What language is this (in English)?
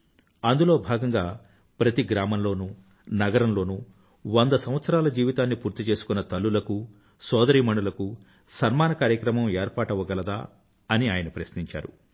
Telugu